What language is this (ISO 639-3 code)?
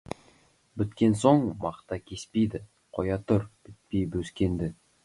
kaz